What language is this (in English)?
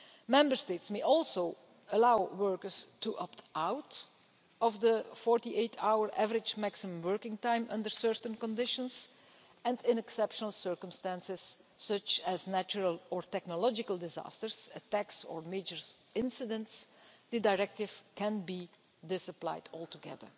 English